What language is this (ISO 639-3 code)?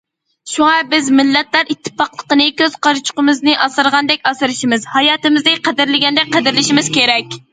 uig